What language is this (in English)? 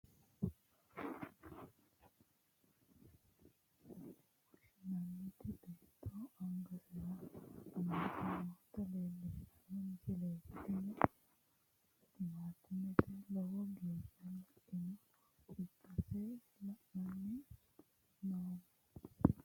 Sidamo